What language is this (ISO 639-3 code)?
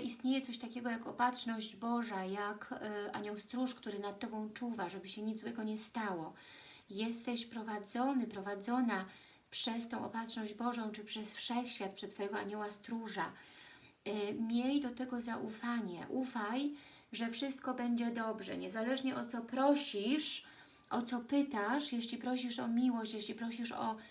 pol